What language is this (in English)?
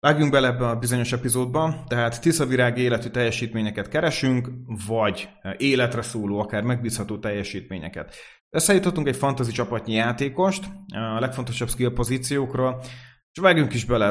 Hungarian